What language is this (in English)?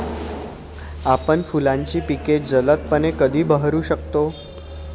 Marathi